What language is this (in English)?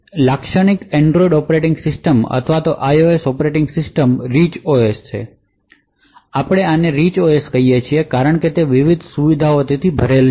Gujarati